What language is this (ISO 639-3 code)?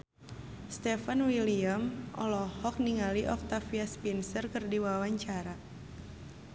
sun